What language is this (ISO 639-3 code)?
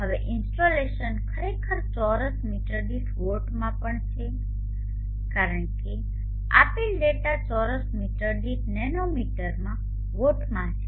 guj